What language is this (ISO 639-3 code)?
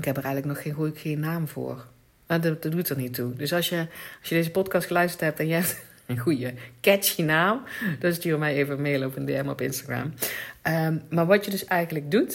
nld